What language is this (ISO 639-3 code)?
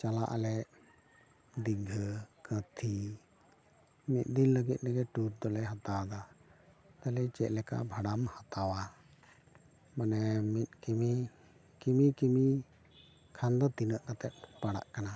sat